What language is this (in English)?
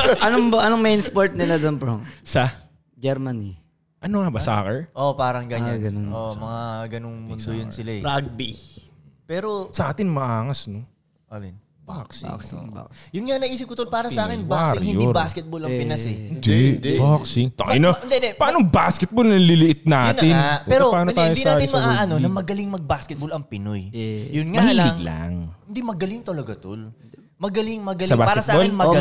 Filipino